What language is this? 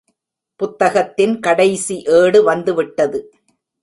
Tamil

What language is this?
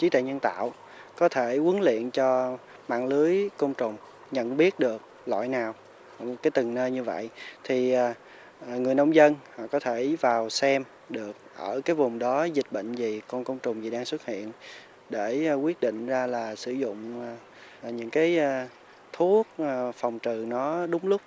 Vietnamese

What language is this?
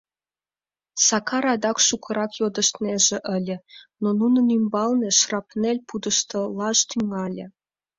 Mari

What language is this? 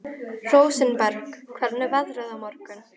Icelandic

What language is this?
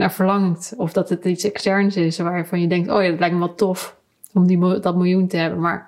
Dutch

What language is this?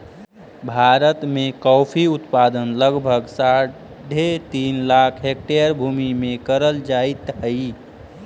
Magahi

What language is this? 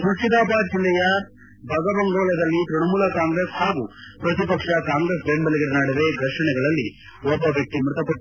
Kannada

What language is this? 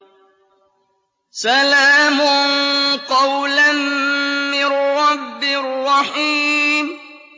Arabic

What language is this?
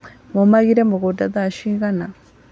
Kikuyu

